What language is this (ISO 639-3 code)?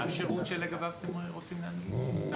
heb